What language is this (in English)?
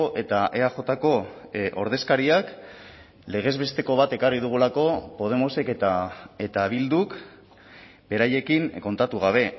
Basque